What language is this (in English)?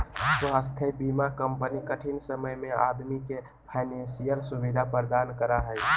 Magahi